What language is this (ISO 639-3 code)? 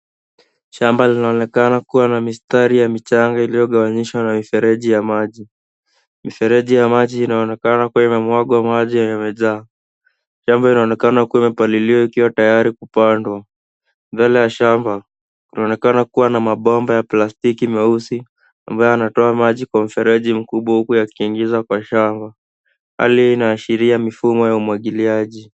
swa